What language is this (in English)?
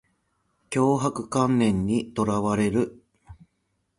Japanese